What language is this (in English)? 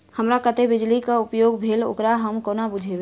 Maithili